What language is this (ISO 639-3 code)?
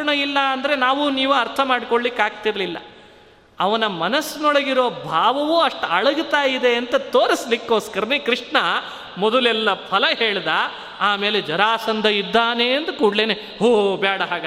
kan